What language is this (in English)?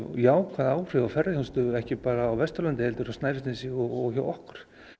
Icelandic